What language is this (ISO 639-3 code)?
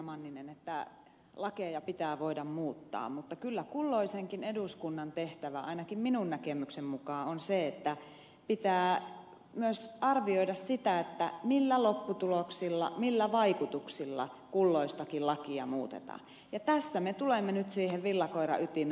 fin